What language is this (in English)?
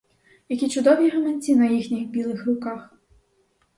Ukrainian